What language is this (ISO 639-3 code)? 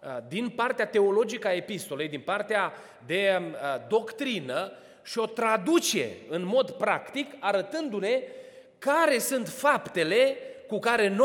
ron